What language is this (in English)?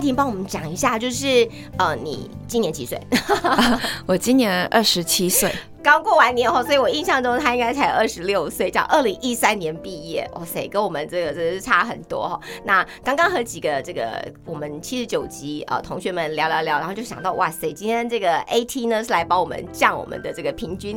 Chinese